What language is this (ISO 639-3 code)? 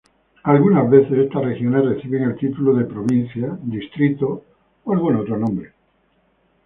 spa